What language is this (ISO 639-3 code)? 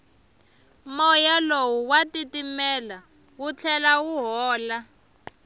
tso